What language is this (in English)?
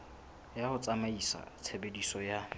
Southern Sotho